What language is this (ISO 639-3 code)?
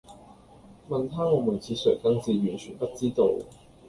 yue